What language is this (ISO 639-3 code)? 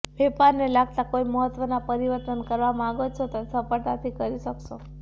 guj